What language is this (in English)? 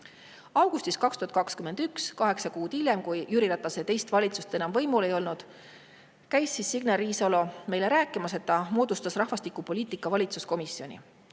Estonian